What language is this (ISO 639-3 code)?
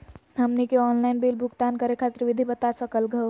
mag